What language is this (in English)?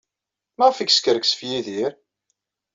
Kabyle